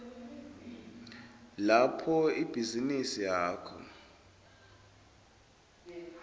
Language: Swati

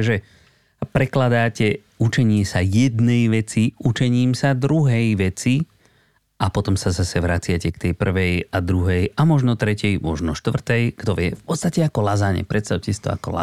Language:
Slovak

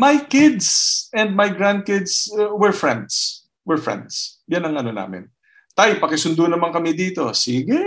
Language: Filipino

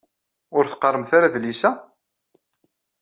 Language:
Kabyle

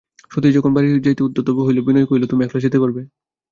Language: Bangla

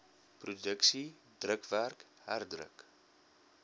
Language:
Afrikaans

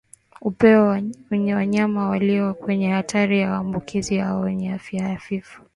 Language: Swahili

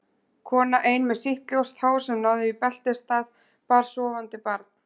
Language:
Icelandic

